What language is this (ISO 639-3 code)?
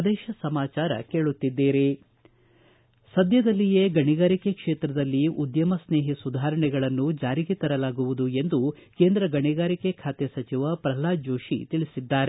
kan